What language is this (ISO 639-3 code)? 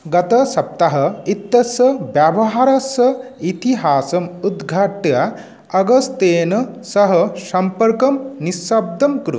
san